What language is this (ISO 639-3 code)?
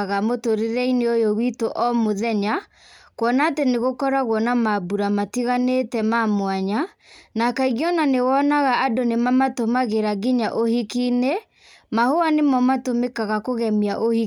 kik